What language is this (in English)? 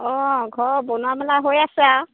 Assamese